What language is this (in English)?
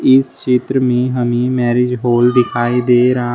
Hindi